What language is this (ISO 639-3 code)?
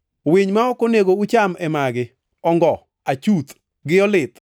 luo